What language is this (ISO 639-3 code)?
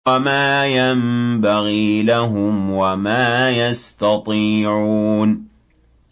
ara